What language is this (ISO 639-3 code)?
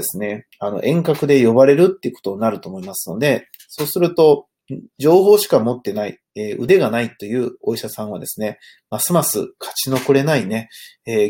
jpn